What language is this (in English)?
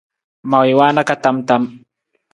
Nawdm